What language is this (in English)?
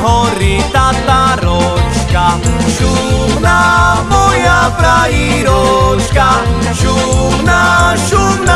Slovak